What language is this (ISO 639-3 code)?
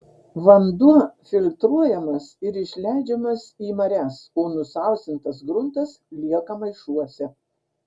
lit